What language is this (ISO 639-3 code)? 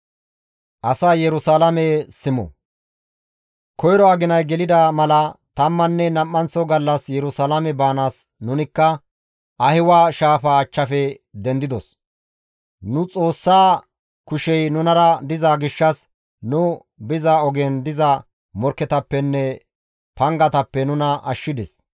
gmv